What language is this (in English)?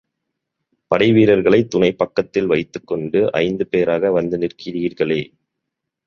Tamil